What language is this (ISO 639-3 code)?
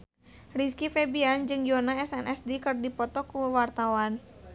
sun